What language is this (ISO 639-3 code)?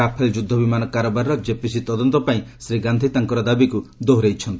ori